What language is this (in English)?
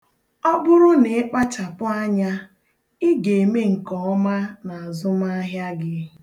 Igbo